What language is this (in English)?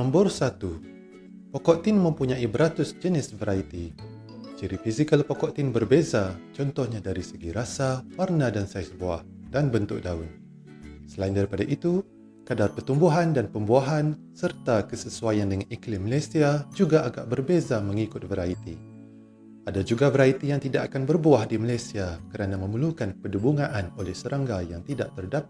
Malay